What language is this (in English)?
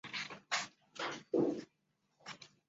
Chinese